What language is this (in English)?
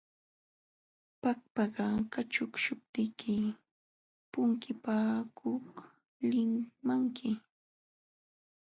Jauja Wanca Quechua